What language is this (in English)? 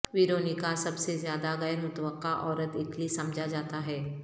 Urdu